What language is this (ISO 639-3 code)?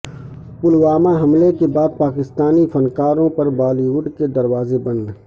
urd